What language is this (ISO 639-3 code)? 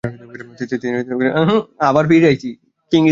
ben